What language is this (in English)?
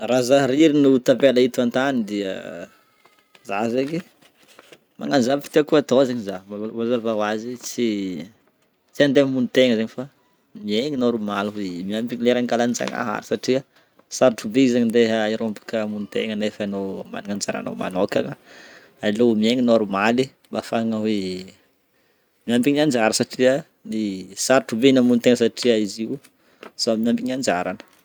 Northern Betsimisaraka Malagasy